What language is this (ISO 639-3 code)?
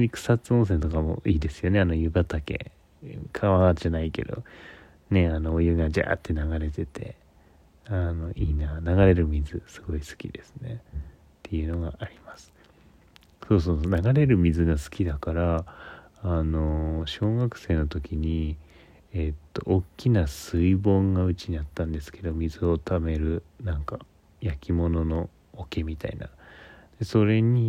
jpn